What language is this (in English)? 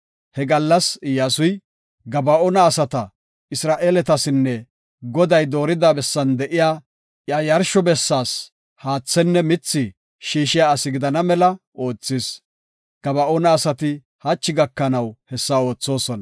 Gofa